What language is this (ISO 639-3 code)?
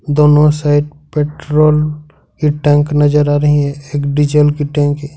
hin